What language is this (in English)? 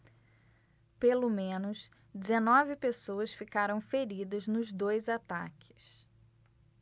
Portuguese